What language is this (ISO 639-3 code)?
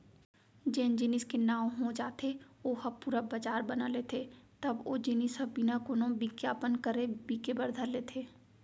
hne